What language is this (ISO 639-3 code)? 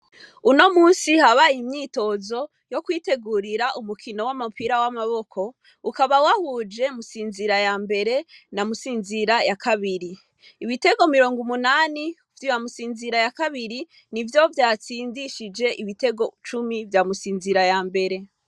run